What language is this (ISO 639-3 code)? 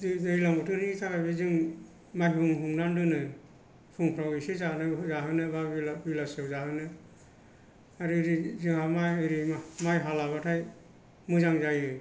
brx